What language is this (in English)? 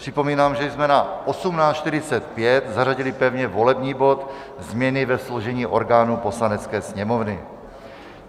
Czech